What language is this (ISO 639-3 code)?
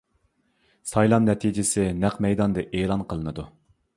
uig